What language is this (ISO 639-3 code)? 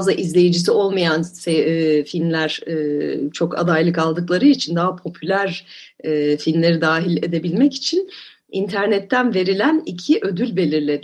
tur